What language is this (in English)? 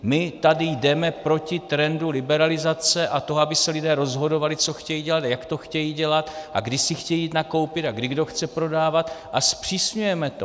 Czech